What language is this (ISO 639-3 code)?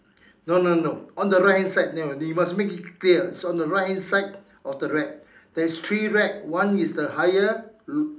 eng